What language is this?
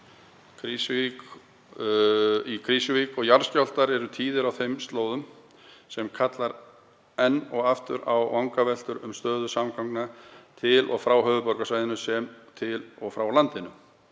Icelandic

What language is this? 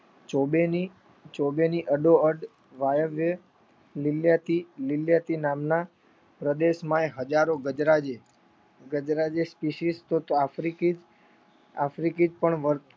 Gujarati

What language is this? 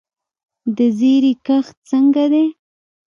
Pashto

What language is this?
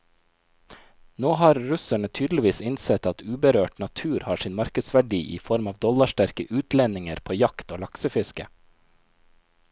Norwegian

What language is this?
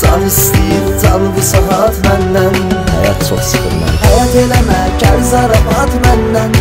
Turkish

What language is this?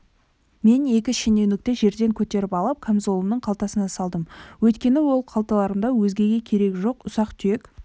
Kazakh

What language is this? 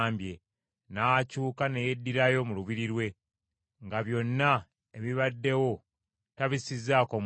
Ganda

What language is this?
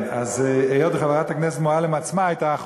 Hebrew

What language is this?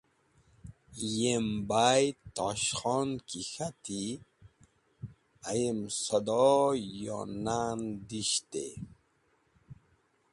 Wakhi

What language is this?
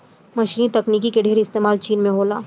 Bhojpuri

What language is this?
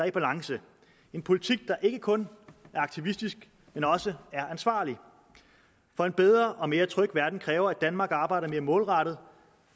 Danish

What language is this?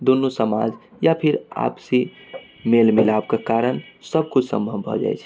Maithili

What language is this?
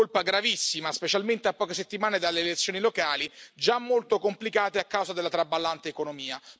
Italian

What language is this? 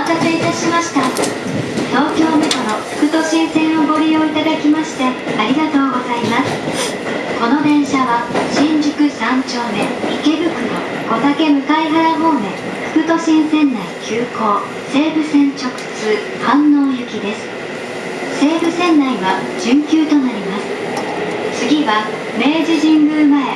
Japanese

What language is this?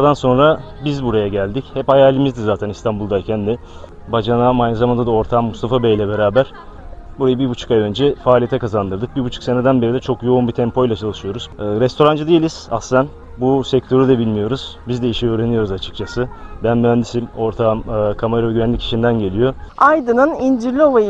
Turkish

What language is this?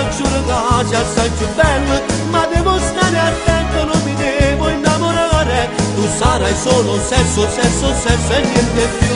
Romanian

